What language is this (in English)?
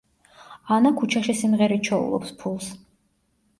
Georgian